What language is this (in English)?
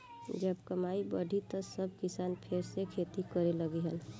Bhojpuri